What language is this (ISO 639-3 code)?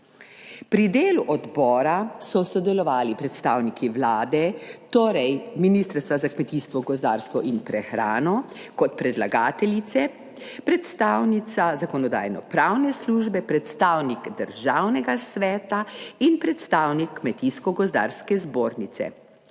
slv